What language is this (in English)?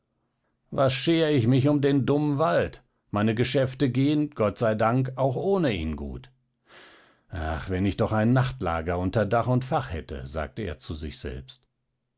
German